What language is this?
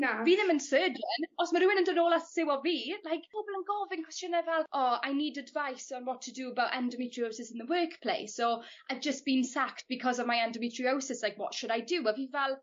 Welsh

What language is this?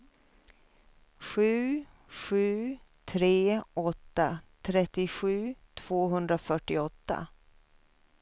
Swedish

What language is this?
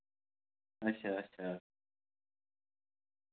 Dogri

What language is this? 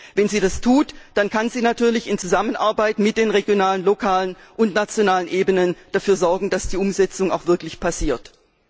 German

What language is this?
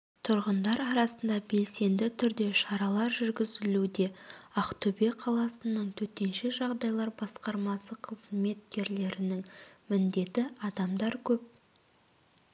Kazakh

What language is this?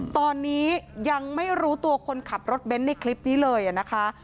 Thai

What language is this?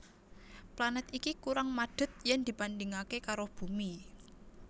Javanese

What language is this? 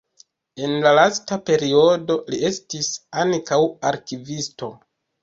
Esperanto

